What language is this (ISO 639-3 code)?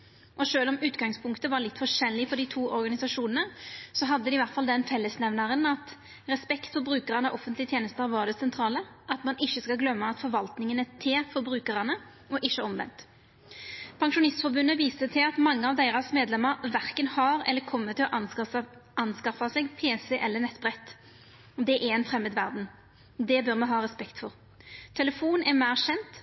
nno